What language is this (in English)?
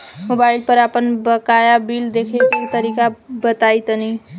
Bhojpuri